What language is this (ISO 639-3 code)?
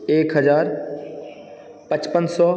mai